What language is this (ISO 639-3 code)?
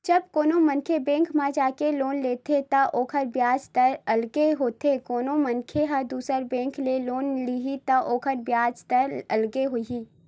hne